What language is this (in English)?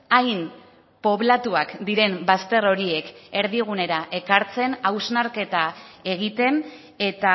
Basque